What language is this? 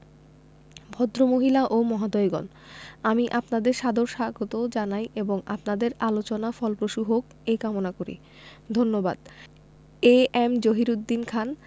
Bangla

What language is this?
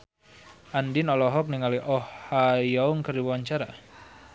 Sundanese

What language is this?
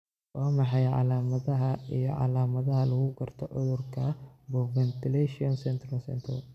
Somali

